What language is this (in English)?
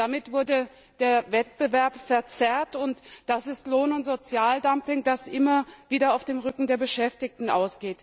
German